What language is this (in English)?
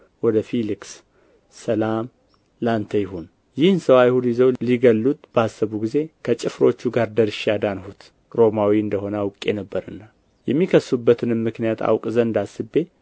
Amharic